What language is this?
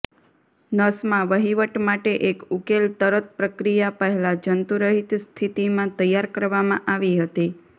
Gujarati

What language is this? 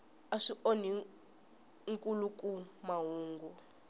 Tsonga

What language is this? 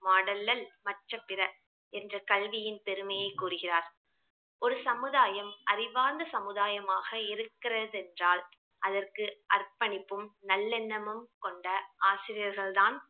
Tamil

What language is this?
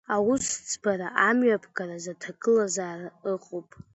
Abkhazian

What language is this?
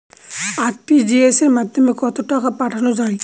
Bangla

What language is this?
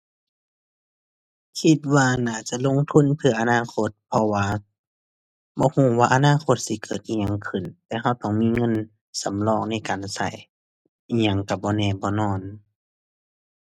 Thai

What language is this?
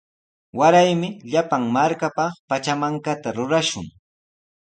Sihuas Ancash Quechua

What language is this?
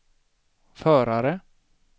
Swedish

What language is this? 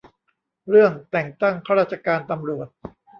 Thai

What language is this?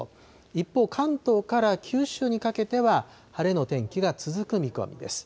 Japanese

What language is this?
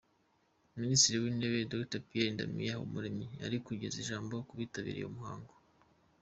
Kinyarwanda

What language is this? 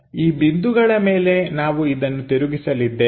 Kannada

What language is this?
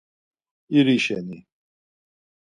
Laz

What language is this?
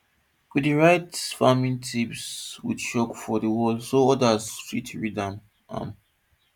Nigerian Pidgin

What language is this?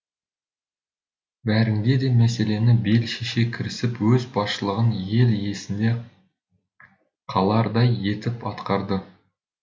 Kazakh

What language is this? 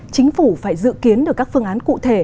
Vietnamese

